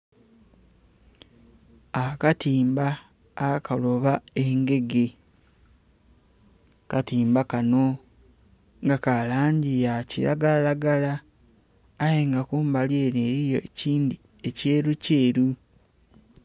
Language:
Soga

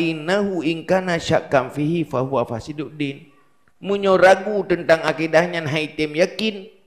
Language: Malay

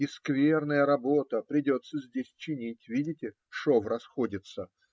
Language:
Russian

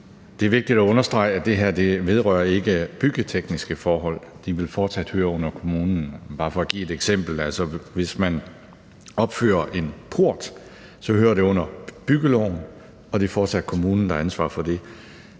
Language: Danish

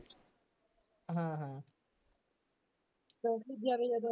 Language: Punjabi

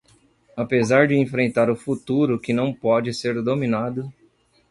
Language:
Portuguese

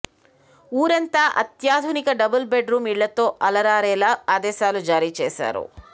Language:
Telugu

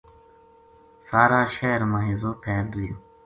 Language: Gujari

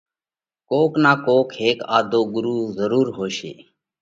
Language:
Parkari Koli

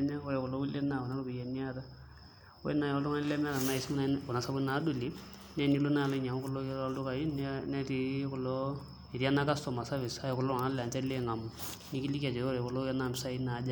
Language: Masai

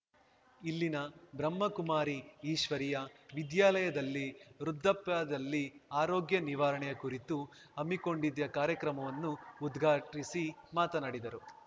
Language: Kannada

